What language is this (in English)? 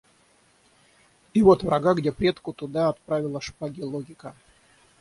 Russian